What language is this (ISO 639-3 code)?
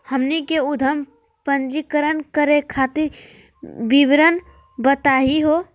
mag